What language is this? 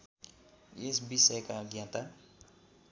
Nepali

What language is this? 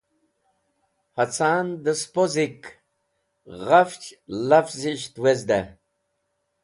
Wakhi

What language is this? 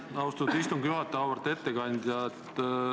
Estonian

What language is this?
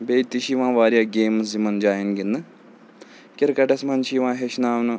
Kashmiri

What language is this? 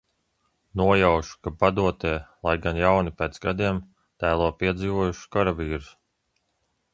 Latvian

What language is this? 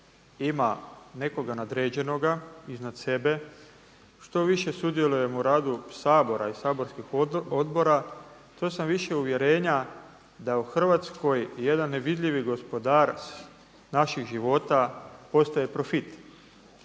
Croatian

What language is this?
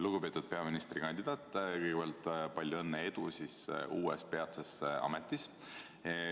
Estonian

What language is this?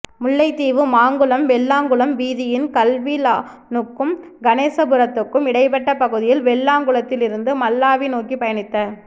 Tamil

